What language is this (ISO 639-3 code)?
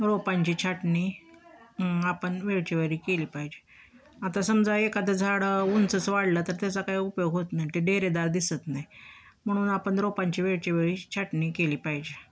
mar